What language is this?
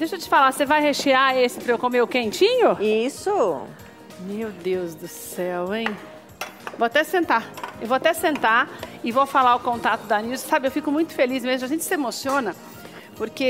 Portuguese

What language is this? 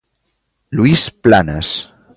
Galician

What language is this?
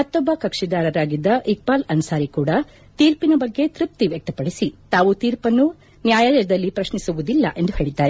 Kannada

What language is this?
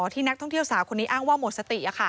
Thai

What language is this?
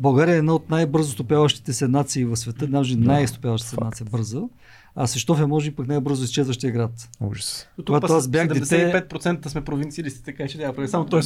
Bulgarian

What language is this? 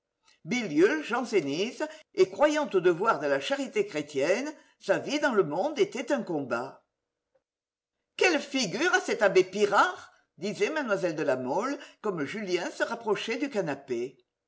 French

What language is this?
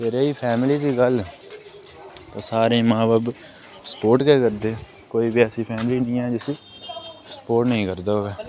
Dogri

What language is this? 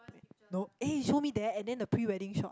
English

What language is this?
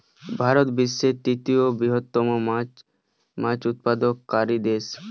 Bangla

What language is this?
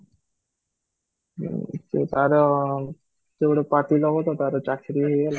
Odia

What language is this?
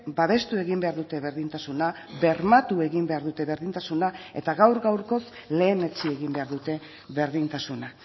Basque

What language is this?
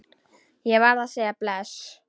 Icelandic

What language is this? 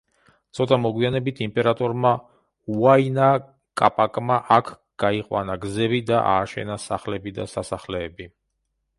Georgian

